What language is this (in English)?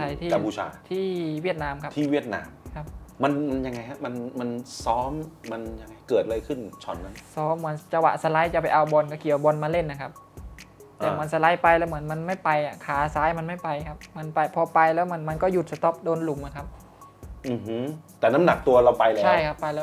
Thai